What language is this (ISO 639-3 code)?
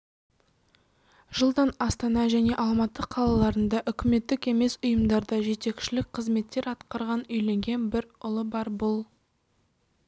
kaz